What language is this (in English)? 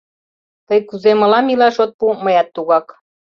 Mari